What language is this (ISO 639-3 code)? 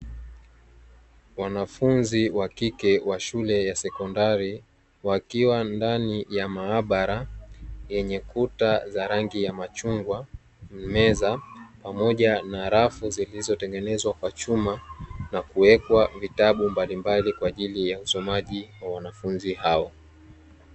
swa